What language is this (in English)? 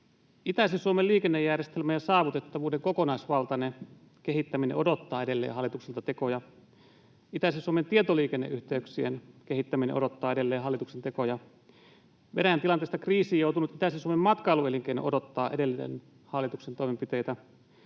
Finnish